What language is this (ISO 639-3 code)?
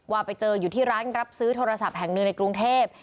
tha